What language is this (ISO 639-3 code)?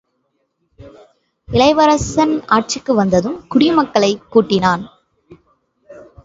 tam